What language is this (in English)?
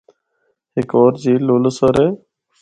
Northern Hindko